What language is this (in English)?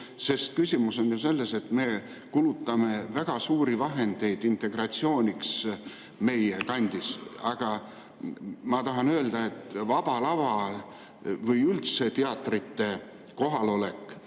Estonian